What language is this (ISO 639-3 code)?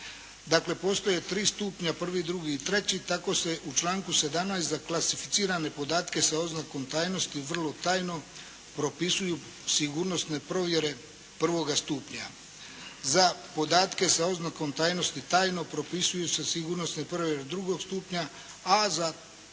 hrv